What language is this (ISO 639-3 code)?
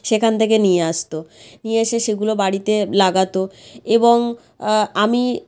ben